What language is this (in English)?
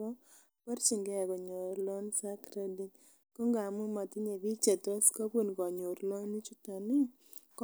Kalenjin